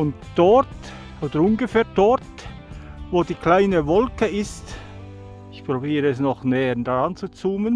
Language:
German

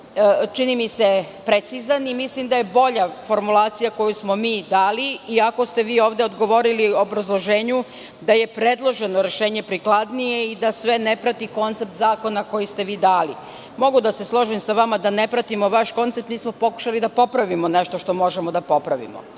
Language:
Serbian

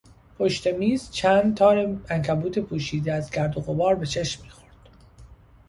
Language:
Persian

